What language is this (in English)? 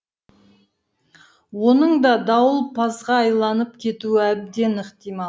Kazakh